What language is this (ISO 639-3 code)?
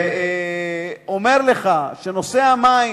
heb